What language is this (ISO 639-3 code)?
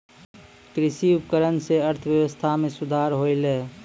mai